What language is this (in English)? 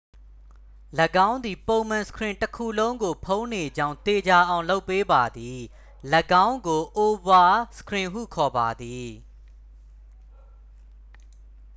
Burmese